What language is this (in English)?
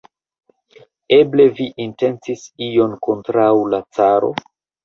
Esperanto